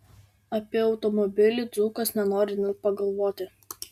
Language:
Lithuanian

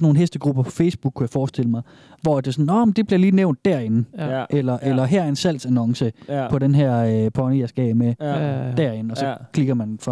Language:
Danish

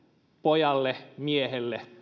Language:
Finnish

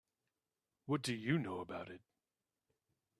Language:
English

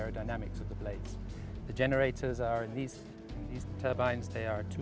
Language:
Indonesian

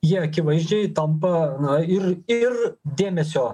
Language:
Lithuanian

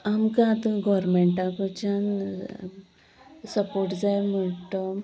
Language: Konkani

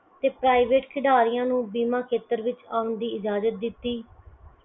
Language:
Punjabi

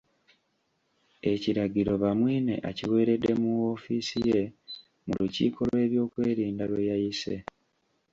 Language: Ganda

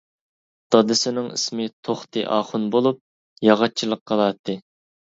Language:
Uyghur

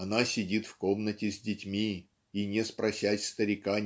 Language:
Russian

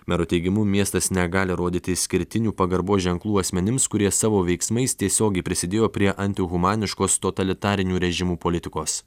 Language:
Lithuanian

